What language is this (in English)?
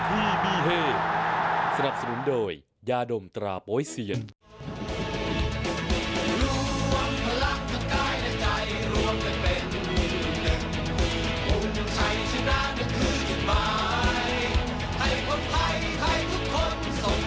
Thai